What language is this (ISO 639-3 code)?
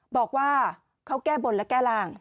tha